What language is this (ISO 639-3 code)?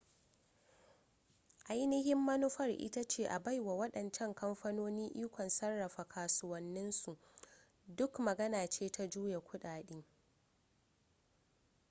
hau